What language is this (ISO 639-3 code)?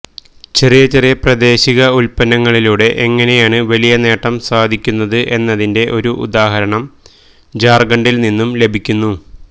mal